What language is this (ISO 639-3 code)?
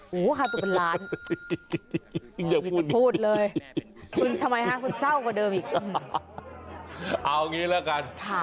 tha